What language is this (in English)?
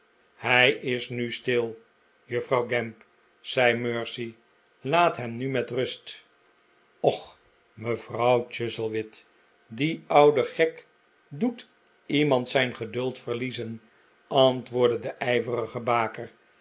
Dutch